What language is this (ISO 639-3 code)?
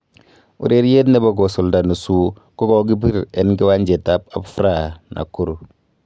kln